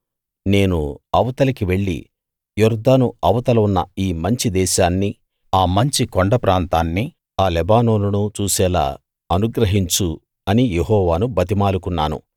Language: Telugu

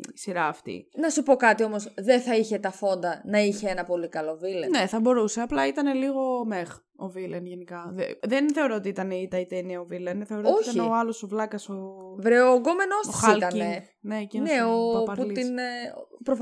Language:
Greek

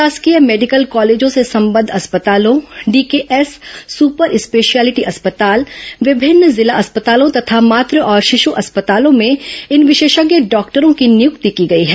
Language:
Hindi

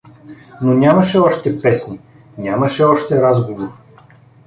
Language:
Bulgarian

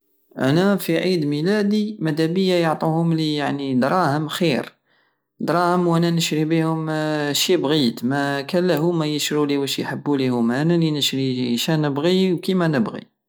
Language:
Algerian Saharan Arabic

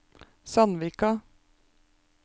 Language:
Norwegian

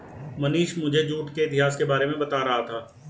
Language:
Hindi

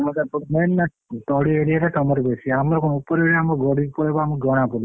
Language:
Odia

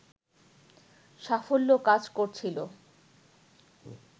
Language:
Bangla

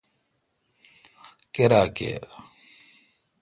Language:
Kalkoti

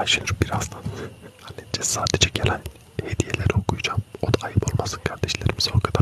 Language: Turkish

